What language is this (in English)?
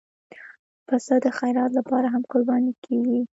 Pashto